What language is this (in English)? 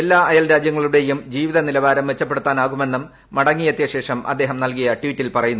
Malayalam